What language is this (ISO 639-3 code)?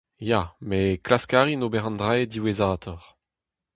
bre